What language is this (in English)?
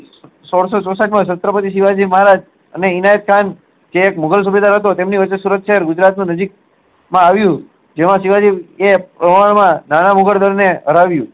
Gujarati